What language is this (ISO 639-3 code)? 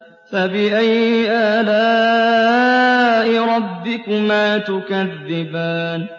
ara